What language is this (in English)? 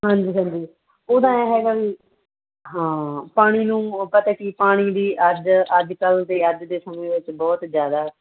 Punjabi